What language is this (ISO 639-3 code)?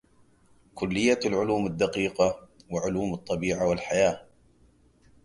ara